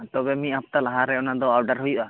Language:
Santali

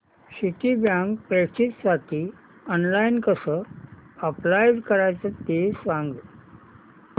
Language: Marathi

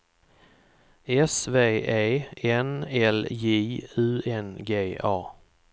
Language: Swedish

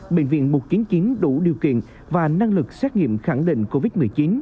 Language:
Vietnamese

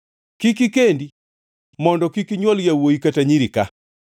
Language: Luo (Kenya and Tanzania)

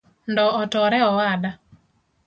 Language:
Luo (Kenya and Tanzania)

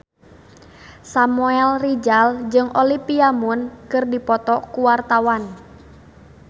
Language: Sundanese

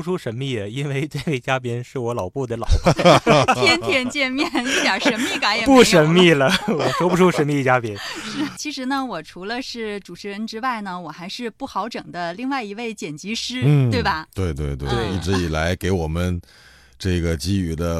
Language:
Chinese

